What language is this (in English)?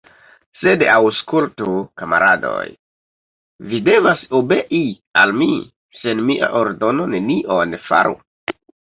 Esperanto